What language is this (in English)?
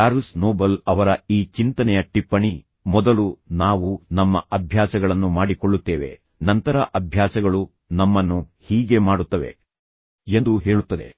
Kannada